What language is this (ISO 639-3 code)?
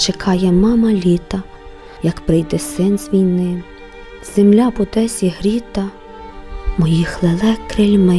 ukr